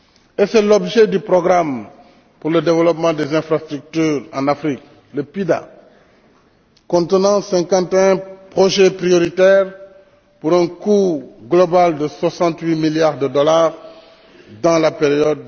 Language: French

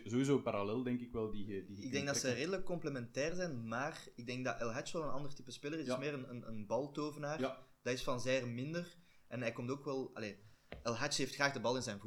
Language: Dutch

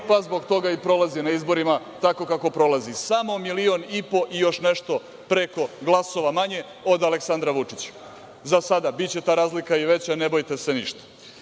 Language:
Serbian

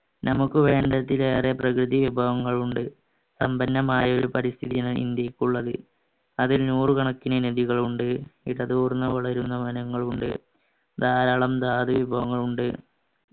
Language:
Malayalam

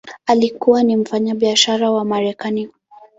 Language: Swahili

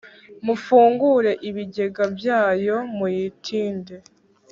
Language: Kinyarwanda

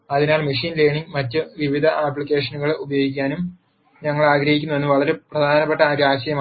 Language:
Malayalam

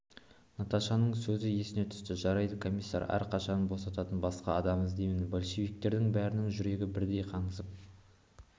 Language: Kazakh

